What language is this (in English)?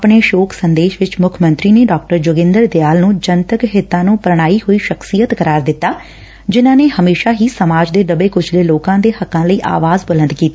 Punjabi